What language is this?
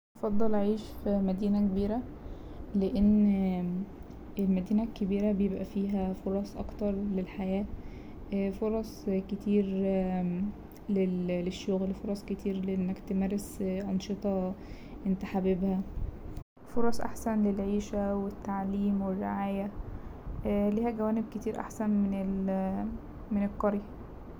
Egyptian Arabic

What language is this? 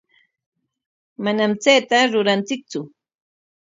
Corongo Ancash Quechua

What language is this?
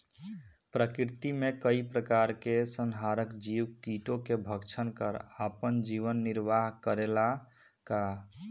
Bhojpuri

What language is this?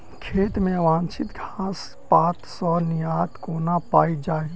Maithili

